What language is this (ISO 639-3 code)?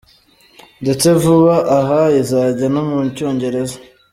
kin